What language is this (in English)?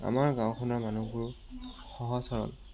Assamese